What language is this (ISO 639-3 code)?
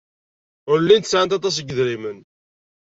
kab